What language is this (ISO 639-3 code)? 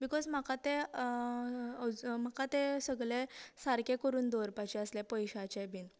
kok